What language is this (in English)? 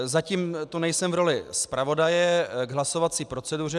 Czech